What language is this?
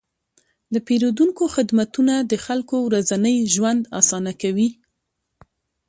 Pashto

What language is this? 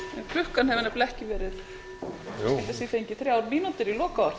Icelandic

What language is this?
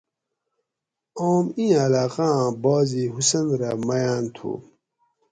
Gawri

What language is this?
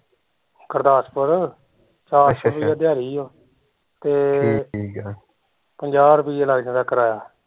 Punjabi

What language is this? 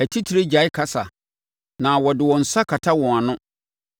Akan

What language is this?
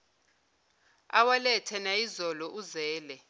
Zulu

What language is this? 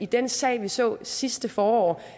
Danish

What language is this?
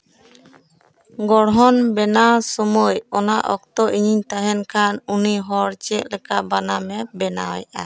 Santali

